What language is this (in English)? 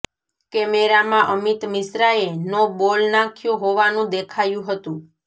Gujarati